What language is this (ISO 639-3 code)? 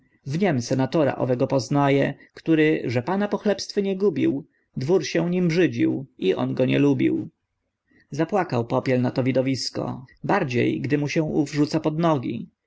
pol